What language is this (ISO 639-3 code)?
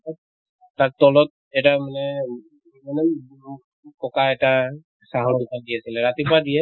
asm